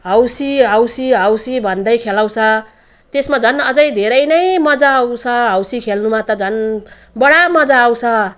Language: Nepali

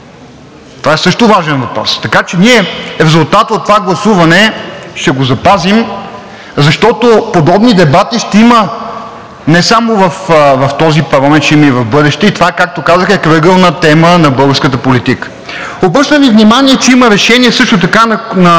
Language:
Bulgarian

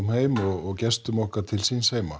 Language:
Icelandic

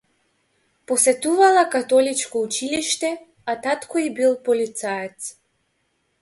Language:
Macedonian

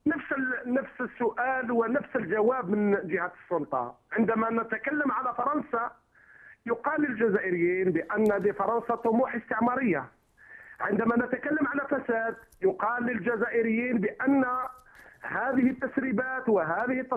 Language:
Arabic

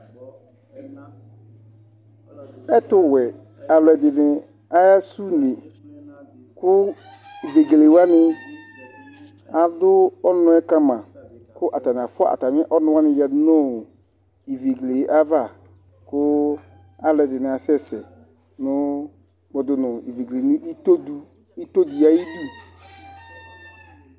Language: Ikposo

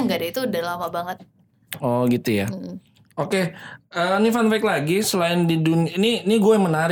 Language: Indonesian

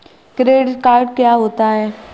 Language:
Hindi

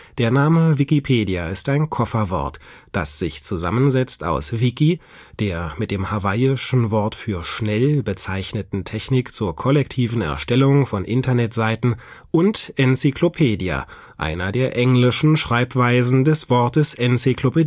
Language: German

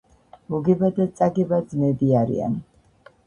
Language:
Georgian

